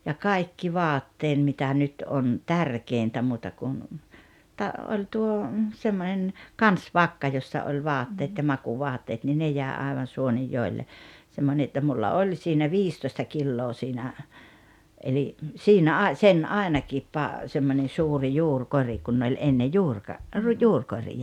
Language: Finnish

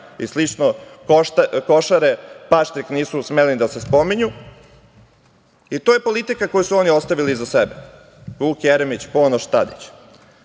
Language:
Serbian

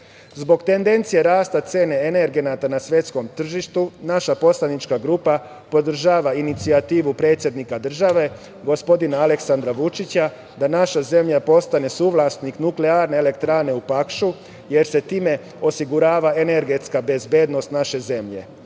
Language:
Serbian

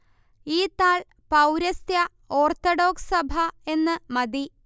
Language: Malayalam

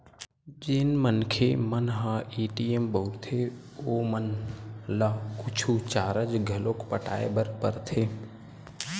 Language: Chhattisgarhi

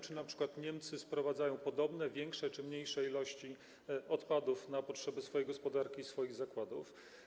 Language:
Polish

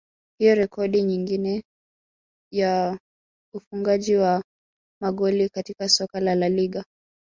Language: Swahili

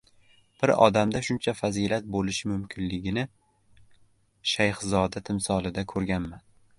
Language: Uzbek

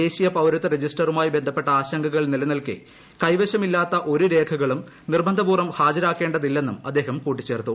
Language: Malayalam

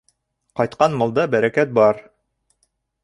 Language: Bashkir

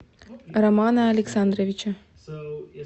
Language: Russian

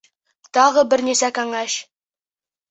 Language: Bashkir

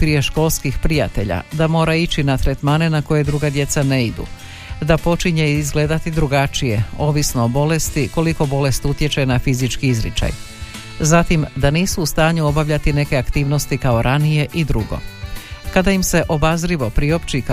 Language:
Croatian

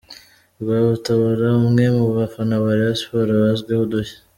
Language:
Kinyarwanda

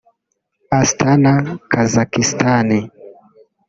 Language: Kinyarwanda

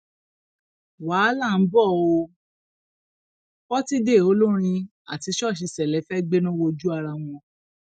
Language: Yoruba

